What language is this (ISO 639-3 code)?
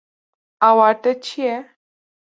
kur